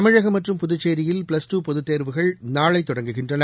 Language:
Tamil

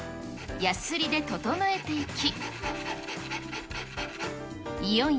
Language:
Japanese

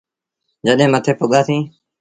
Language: Sindhi Bhil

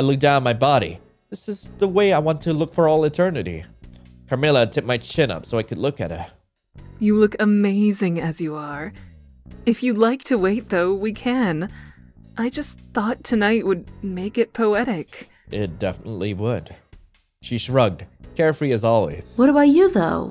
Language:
English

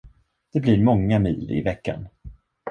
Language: Swedish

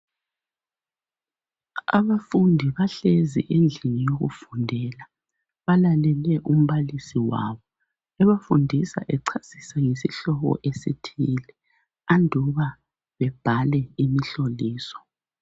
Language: North Ndebele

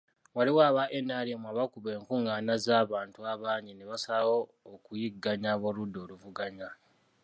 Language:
Ganda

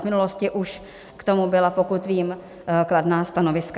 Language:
Czech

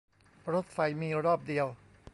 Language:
Thai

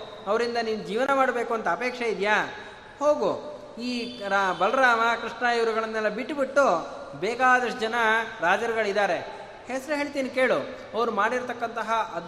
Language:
Kannada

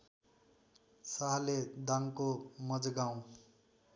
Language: Nepali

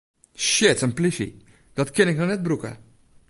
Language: Western Frisian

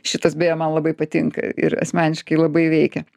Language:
Lithuanian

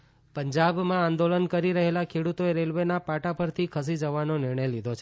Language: Gujarati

